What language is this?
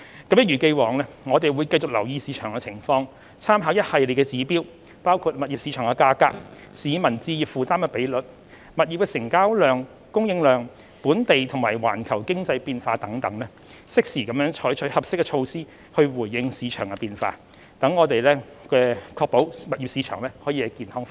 Cantonese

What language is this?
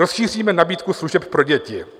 Czech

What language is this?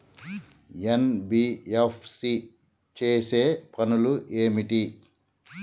Telugu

